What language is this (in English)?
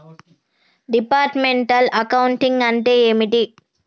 Telugu